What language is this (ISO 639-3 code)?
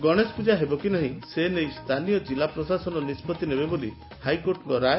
ori